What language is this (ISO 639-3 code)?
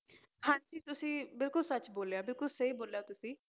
pan